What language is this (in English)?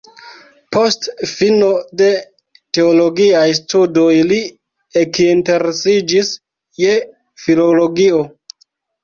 Esperanto